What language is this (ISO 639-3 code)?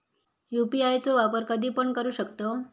mar